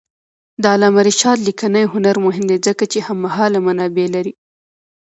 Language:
Pashto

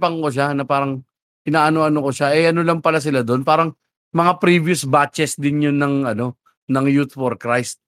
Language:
Filipino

